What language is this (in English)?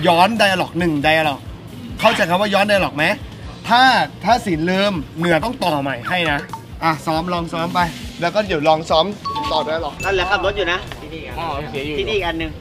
Thai